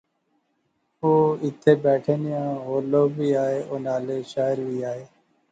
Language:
Pahari-Potwari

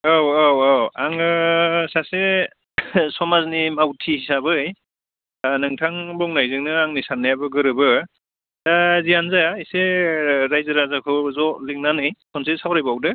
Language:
Bodo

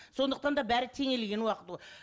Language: Kazakh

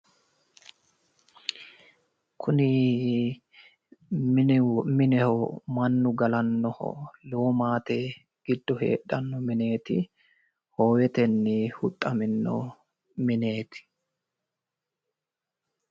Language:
Sidamo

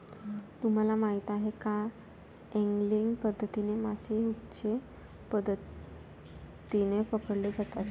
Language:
Marathi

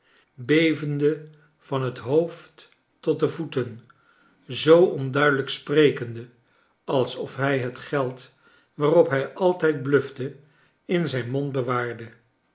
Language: Dutch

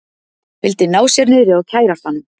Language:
Icelandic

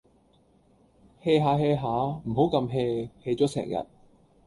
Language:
Cantonese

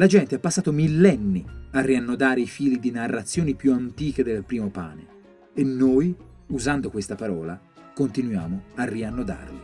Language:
Italian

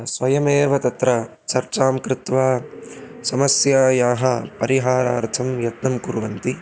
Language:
Sanskrit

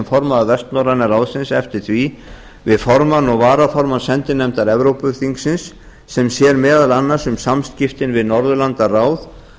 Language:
Icelandic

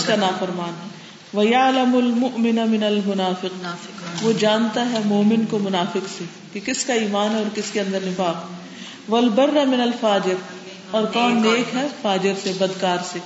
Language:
Urdu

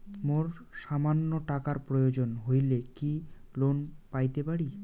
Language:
Bangla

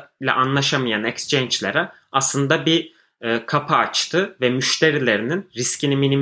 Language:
Turkish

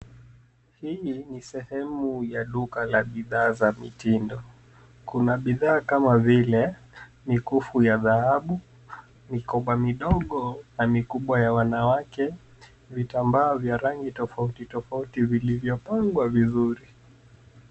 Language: Swahili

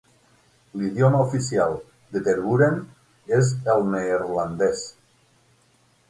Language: Catalan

